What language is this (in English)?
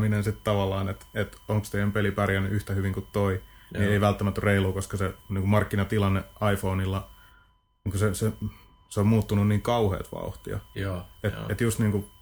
Finnish